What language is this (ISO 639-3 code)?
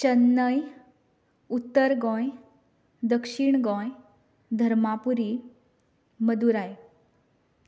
kok